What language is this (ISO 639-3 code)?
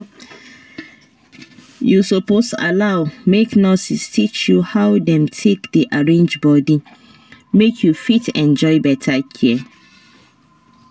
pcm